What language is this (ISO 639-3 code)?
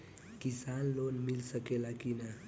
bho